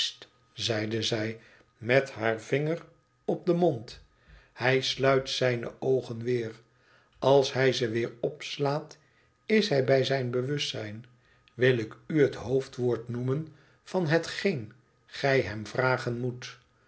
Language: Dutch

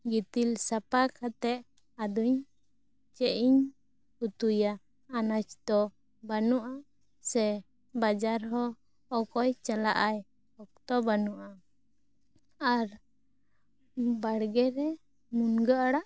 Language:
Santali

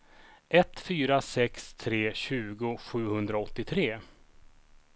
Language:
Swedish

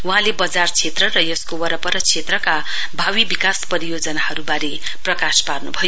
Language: Nepali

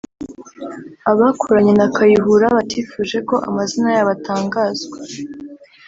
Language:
Kinyarwanda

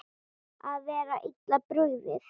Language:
Icelandic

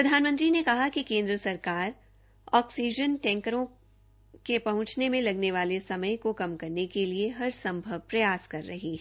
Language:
Hindi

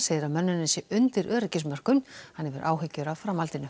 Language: Icelandic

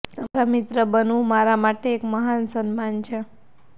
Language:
Gujarati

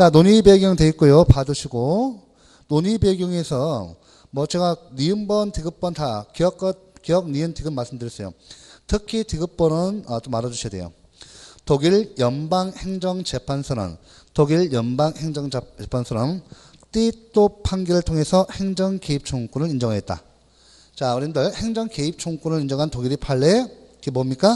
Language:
Korean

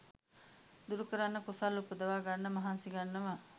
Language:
Sinhala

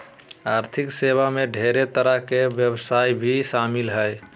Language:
Magahi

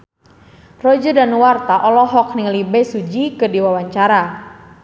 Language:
Sundanese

